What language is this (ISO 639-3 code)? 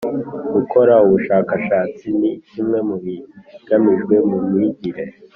kin